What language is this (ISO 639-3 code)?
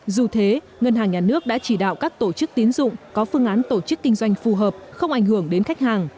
vie